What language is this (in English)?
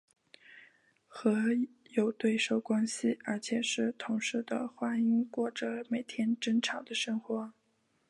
Chinese